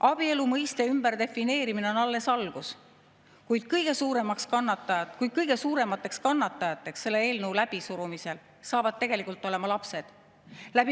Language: Estonian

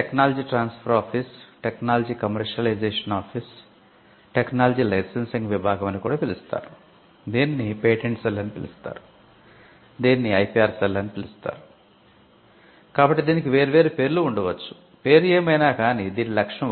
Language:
Telugu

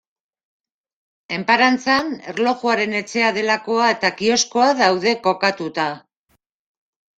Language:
Basque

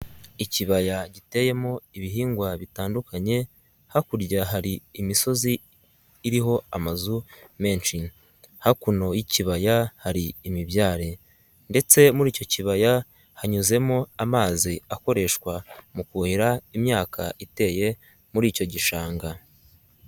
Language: Kinyarwanda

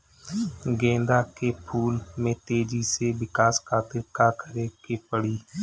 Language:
Bhojpuri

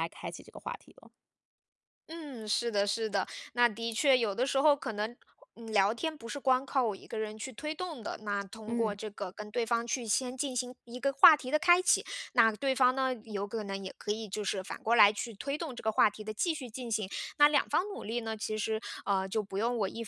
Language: Chinese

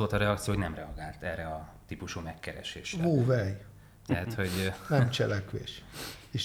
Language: Hungarian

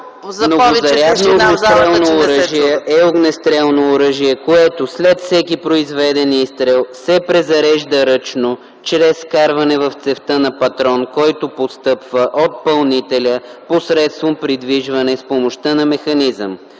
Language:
Bulgarian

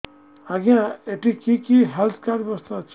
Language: Odia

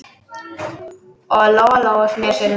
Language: Icelandic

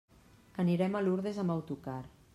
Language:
Catalan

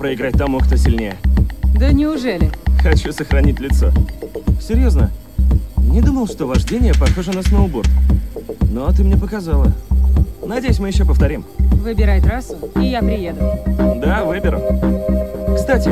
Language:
Russian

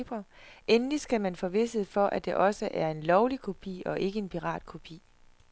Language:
Danish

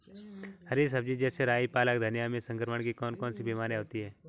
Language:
Hindi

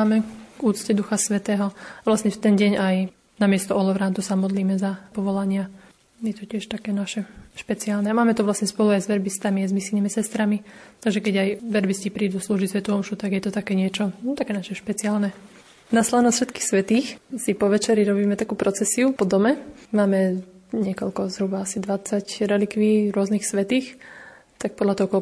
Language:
Slovak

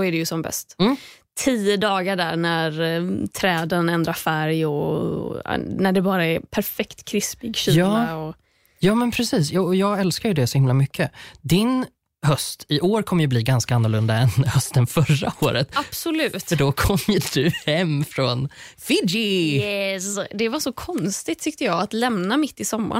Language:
Swedish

